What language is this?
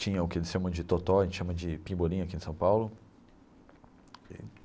Portuguese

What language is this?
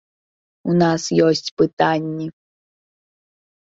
Belarusian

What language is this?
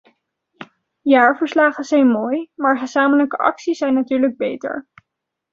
Dutch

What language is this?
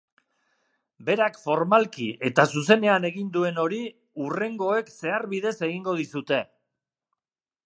Basque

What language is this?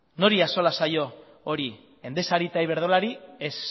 Basque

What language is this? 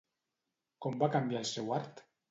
Catalan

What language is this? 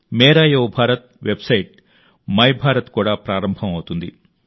Telugu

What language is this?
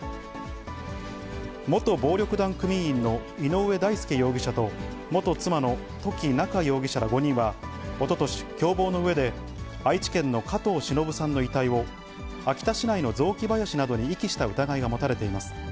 Japanese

